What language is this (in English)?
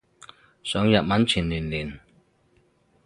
Cantonese